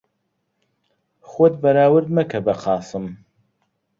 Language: Central Kurdish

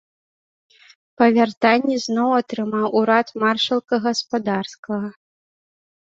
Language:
Belarusian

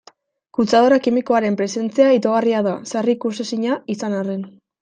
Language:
Basque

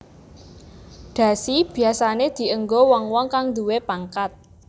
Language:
Javanese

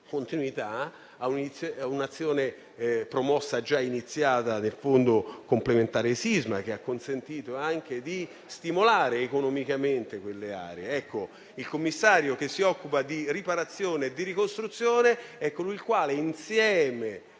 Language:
Italian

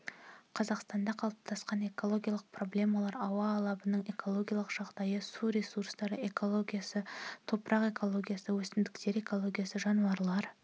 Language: Kazakh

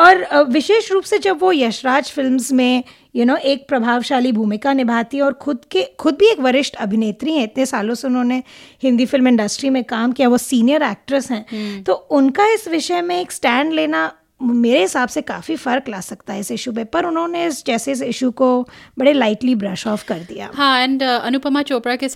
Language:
Hindi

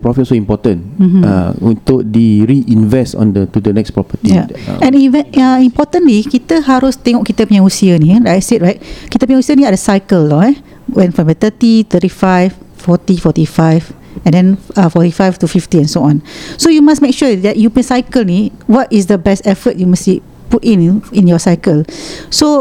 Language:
Malay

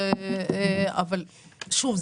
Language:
Hebrew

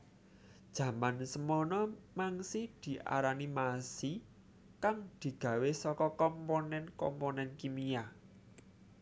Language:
Javanese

